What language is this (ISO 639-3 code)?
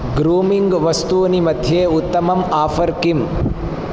san